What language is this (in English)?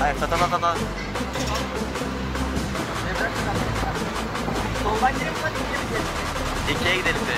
Turkish